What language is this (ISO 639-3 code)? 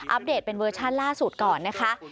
tha